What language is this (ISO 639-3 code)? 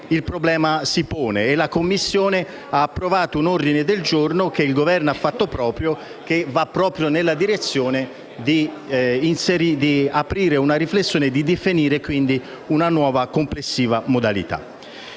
ita